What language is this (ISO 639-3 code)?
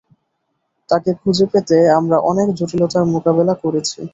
ben